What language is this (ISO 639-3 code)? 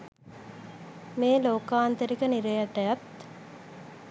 sin